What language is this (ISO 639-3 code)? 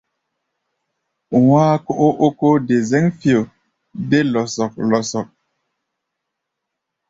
gba